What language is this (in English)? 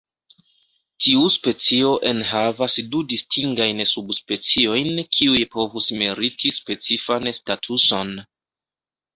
Esperanto